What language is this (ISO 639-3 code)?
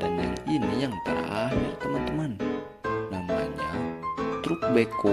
ind